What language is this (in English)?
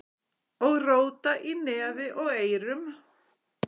Icelandic